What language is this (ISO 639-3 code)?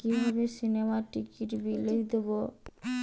ben